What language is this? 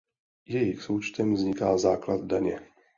Czech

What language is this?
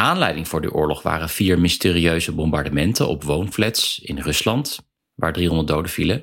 Dutch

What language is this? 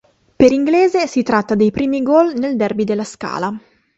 Italian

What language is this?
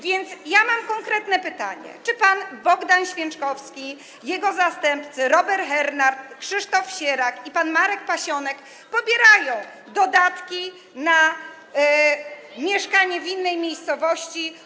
Polish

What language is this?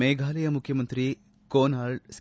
Kannada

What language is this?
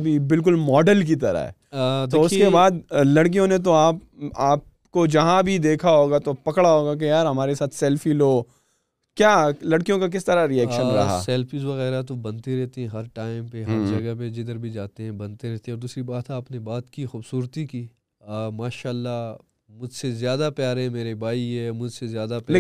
Urdu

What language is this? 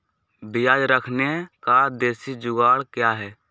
Magahi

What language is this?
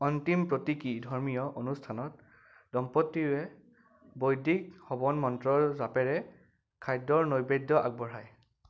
Assamese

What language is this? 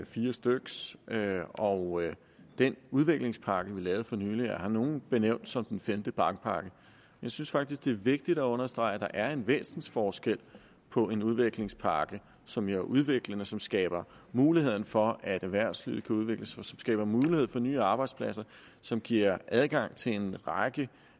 Danish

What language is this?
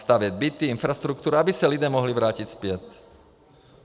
Czech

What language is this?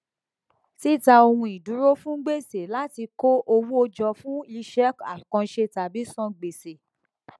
Yoruba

